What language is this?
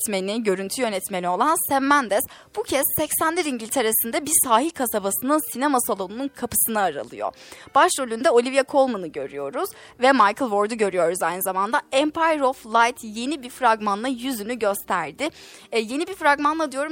Turkish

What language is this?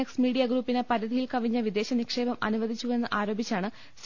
Malayalam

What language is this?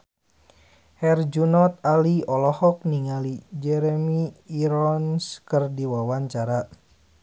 Sundanese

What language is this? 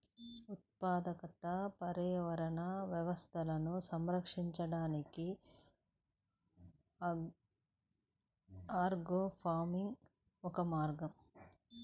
Telugu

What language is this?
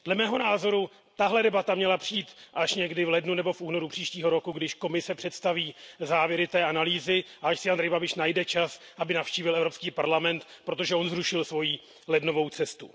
Czech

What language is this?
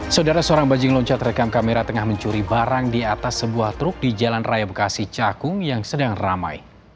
Indonesian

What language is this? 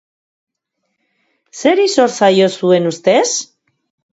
Basque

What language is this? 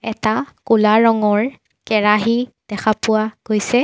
Assamese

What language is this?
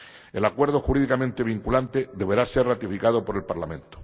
Spanish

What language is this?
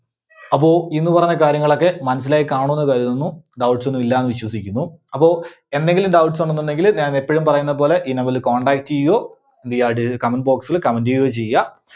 Malayalam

